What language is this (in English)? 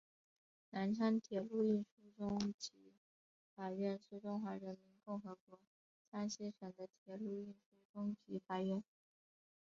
Chinese